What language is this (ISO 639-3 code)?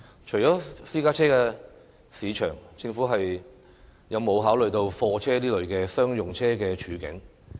yue